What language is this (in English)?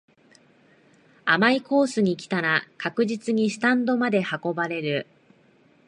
Japanese